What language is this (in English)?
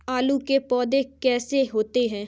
Hindi